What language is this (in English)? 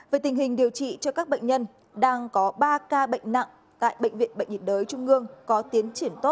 Vietnamese